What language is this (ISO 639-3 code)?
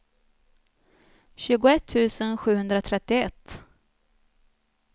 swe